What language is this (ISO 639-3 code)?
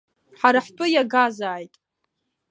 abk